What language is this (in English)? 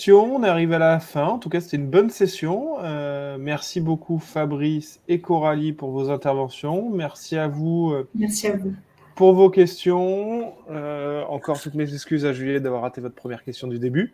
French